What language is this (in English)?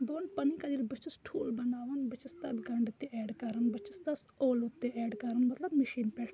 Kashmiri